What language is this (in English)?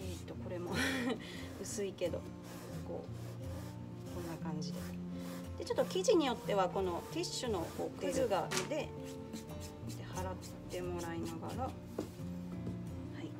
Japanese